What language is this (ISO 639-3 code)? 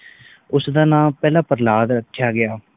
pan